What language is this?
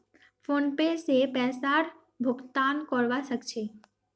Magahi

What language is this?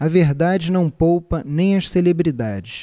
Portuguese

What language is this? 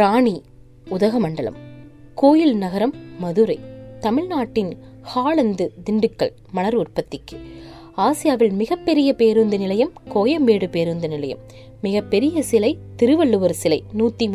Tamil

